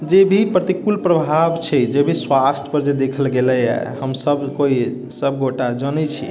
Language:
Maithili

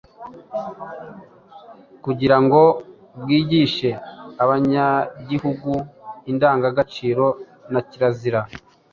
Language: Kinyarwanda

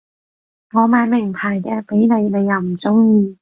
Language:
Cantonese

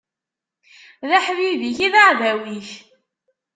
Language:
Kabyle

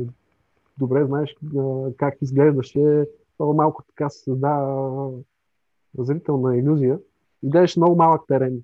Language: Bulgarian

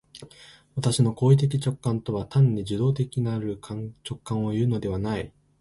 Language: Japanese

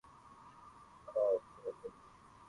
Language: Swahili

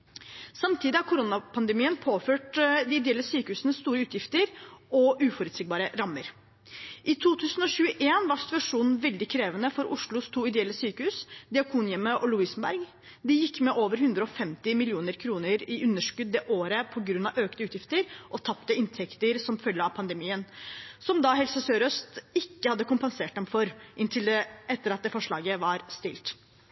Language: Norwegian Bokmål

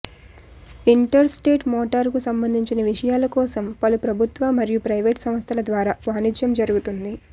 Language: Telugu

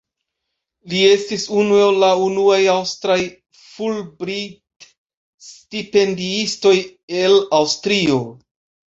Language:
Esperanto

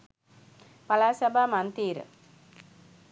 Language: Sinhala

